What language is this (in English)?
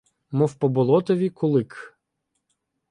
Ukrainian